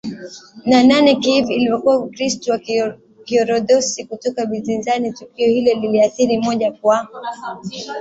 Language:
Swahili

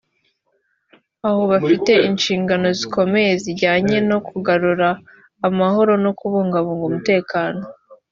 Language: Kinyarwanda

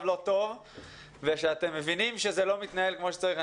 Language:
Hebrew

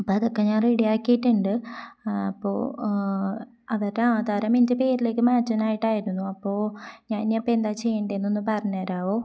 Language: Malayalam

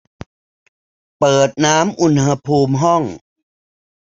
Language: Thai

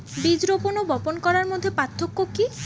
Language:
Bangla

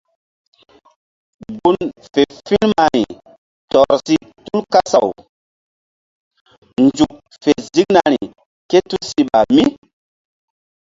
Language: Mbum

